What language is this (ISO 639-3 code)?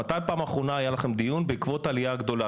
heb